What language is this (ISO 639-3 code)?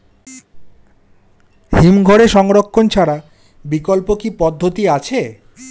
ben